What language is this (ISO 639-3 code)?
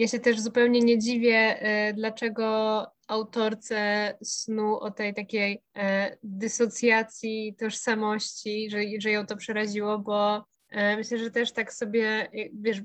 pol